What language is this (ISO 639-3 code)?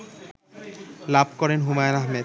ben